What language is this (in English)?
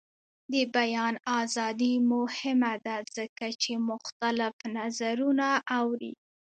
Pashto